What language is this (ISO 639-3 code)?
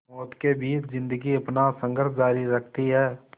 hin